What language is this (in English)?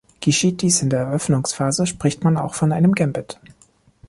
German